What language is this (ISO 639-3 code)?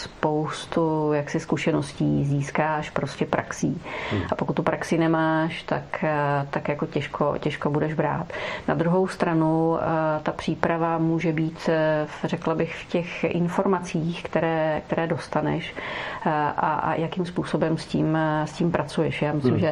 ces